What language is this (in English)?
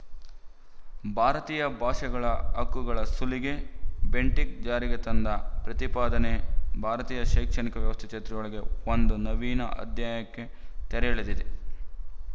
Kannada